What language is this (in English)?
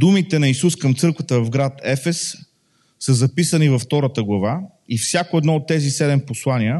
Bulgarian